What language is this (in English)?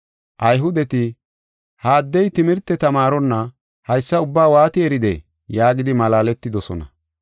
Gofa